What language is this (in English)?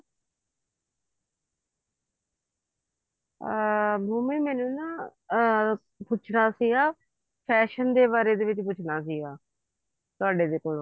Punjabi